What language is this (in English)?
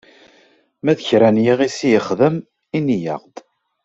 Kabyle